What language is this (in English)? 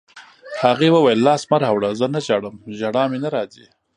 Pashto